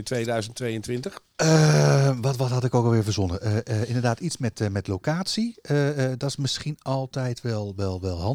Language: Dutch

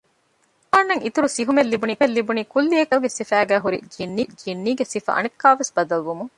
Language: Divehi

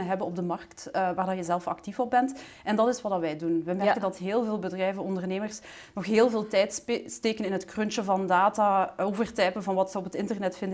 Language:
Dutch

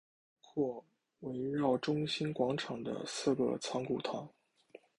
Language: Chinese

